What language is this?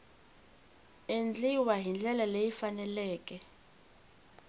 Tsonga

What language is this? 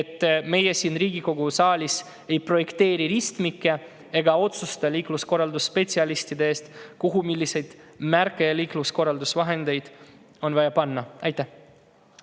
Estonian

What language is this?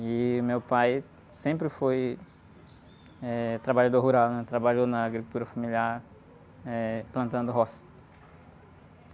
Portuguese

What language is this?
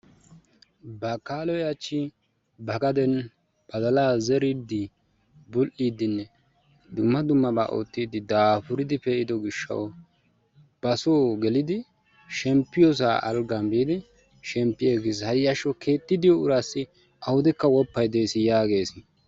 Wolaytta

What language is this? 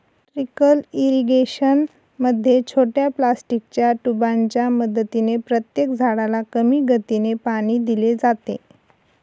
Marathi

